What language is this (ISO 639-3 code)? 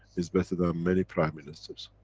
eng